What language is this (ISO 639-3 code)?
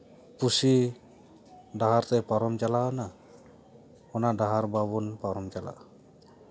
sat